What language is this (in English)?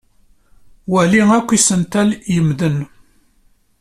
Kabyle